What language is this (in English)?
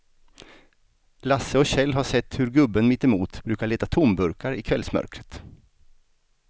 Swedish